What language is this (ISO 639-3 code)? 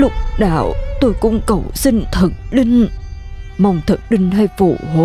vie